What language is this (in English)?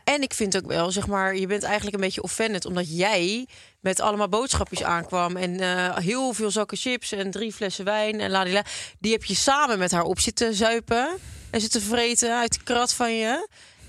Dutch